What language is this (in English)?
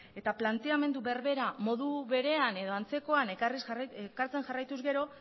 Basque